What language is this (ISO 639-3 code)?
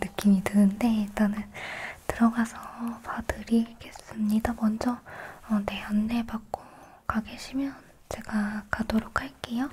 kor